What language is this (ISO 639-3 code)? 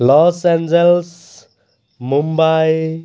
asm